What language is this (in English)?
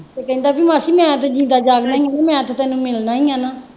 Punjabi